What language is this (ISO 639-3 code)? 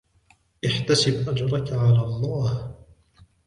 ara